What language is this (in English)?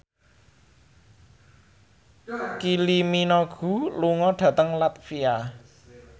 Javanese